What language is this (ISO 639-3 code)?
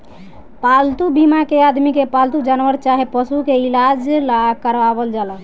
bho